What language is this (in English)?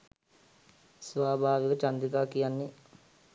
Sinhala